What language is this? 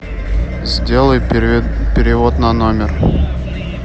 Russian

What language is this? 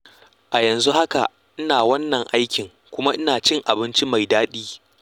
Hausa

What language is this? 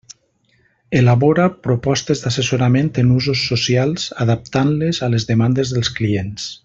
Catalan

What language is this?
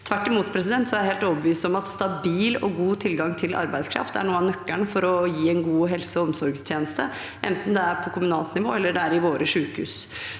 Norwegian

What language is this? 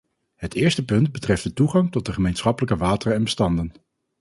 Dutch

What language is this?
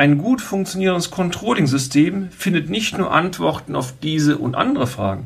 German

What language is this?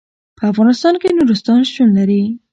Pashto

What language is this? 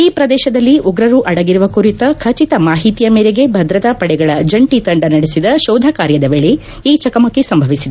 Kannada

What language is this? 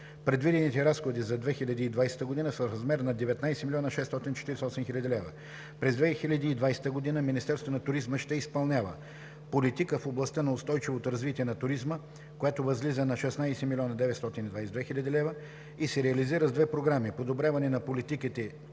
Bulgarian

